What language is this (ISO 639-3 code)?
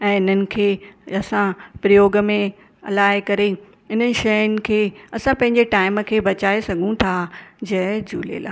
snd